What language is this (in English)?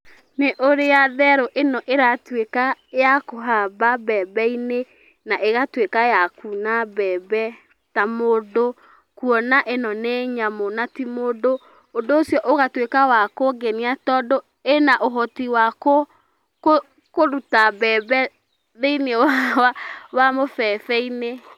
Kikuyu